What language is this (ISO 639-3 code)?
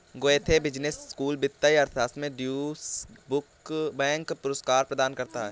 hin